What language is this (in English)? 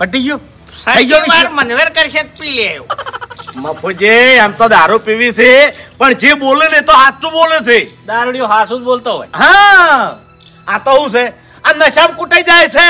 Gujarati